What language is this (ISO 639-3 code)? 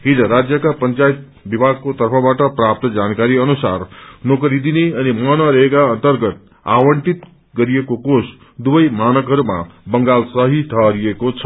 nep